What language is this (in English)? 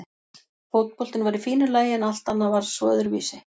Icelandic